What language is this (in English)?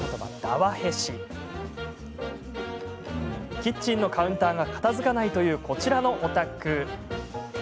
Japanese